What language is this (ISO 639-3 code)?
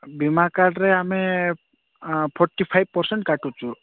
ori